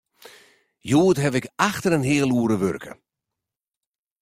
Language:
Western Frisian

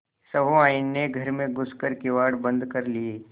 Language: Hindi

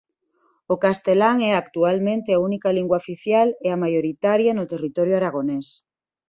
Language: Galician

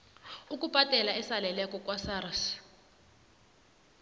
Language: South Ndebele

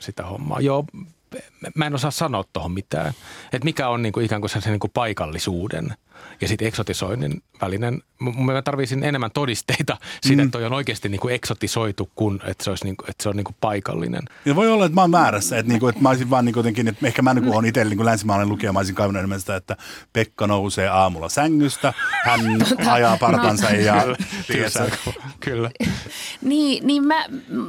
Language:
Finnish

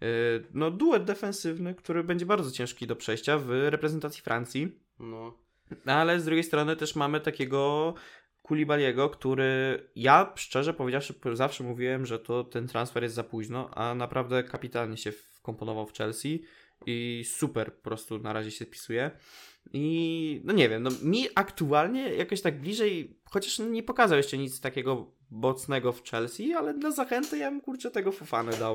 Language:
Polish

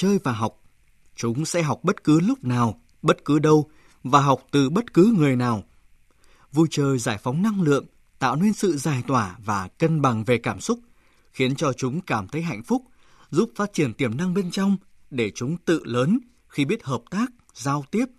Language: Vietnamese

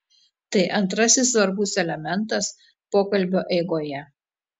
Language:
Lithuanian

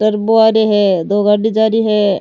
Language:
Rajasthani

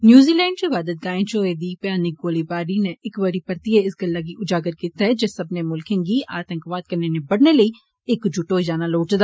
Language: Dogri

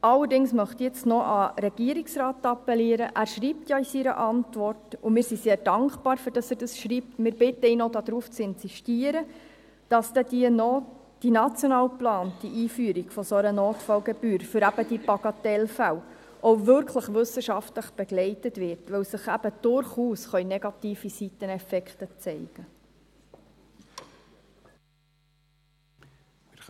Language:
Swiss German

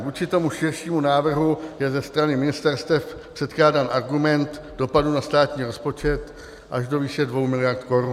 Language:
Czech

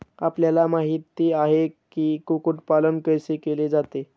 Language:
Marathi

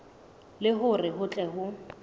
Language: Southern Sotho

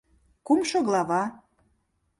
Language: Mari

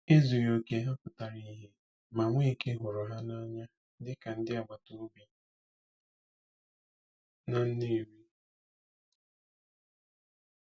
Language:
Igbo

